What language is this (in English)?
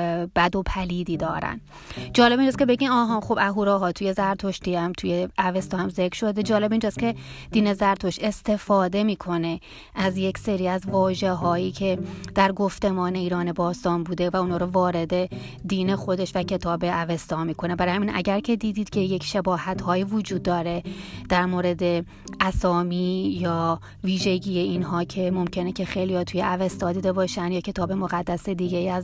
Persian